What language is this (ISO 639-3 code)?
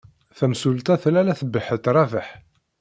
kab